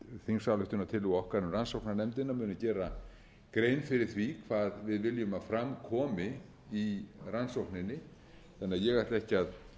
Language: Icelandic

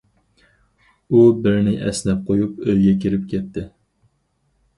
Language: Uyghur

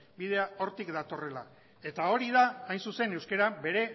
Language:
Basque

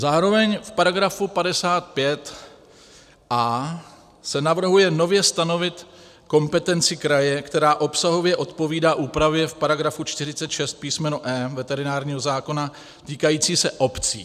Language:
Czech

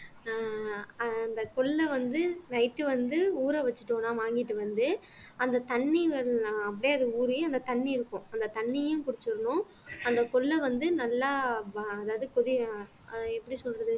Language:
Tamil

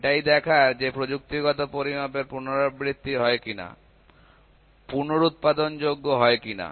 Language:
Bangla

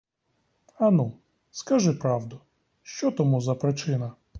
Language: Ukrainian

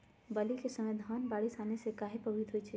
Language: Magahi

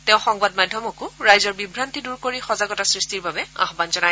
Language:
Assamese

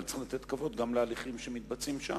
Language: Hebrew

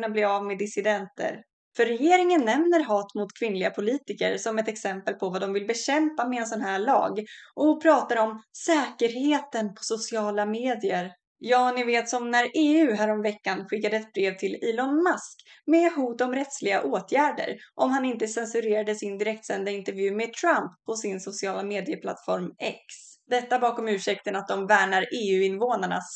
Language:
Swedish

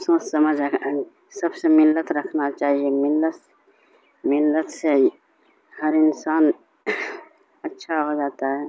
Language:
Urdu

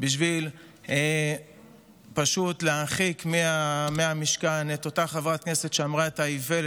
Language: Hebrew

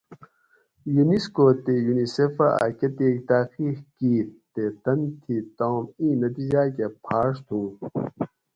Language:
Gawri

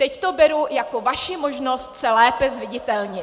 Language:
Czech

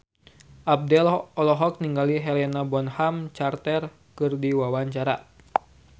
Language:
Sundanese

